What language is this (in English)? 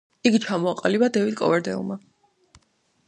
Georgian